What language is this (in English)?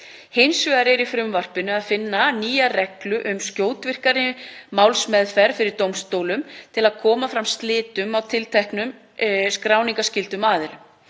Icelandic